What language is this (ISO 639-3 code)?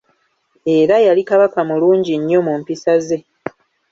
lug